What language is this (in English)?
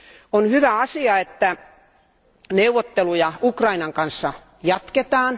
Finnish